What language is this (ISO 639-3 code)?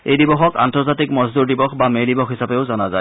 asm